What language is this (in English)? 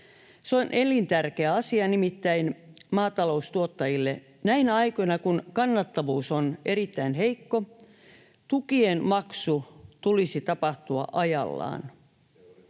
Finnish